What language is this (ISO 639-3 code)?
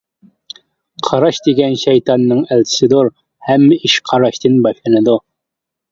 uig